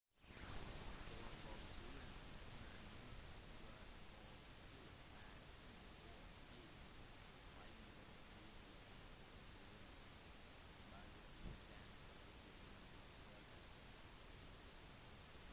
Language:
Norwegian Bokmål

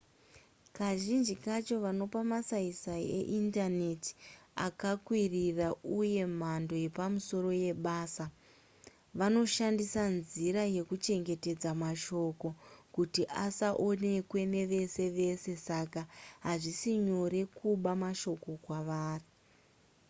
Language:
Shona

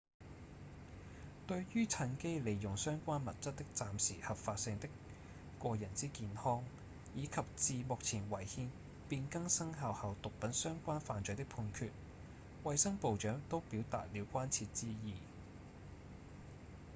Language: Cantonese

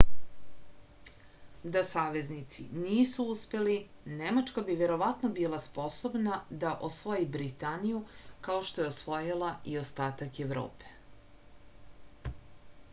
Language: Serbian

